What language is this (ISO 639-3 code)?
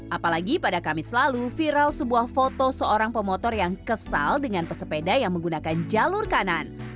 ind